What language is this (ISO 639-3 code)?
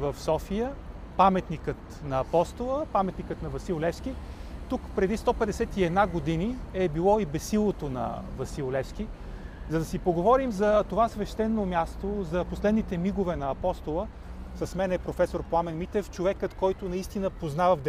bul